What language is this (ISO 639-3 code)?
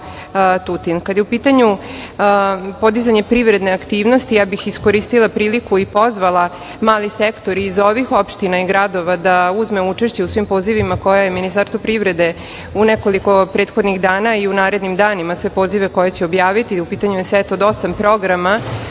srp